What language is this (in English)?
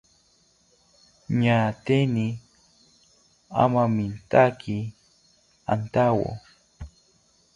South Ucayali Ashéninka